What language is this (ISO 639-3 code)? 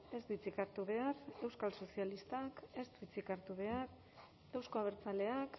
eus